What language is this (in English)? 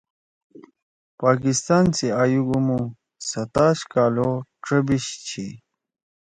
Torwali